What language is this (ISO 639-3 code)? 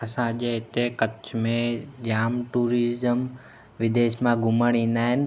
snd